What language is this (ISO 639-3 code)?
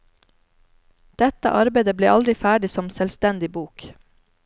nor